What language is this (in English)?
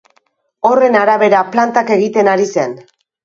Basque